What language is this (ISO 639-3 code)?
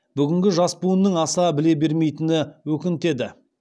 kaz